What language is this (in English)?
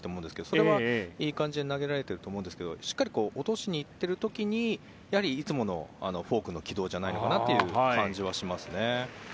Japanese